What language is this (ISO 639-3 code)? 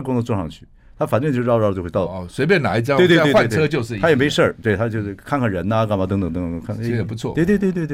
zho